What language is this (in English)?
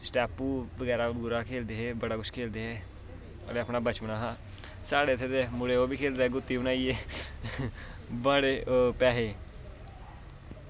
Dogri